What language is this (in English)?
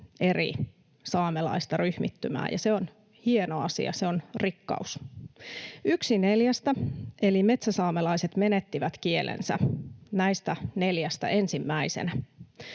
Finnish